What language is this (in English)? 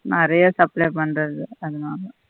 Tamil